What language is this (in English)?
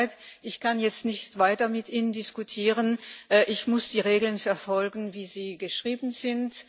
German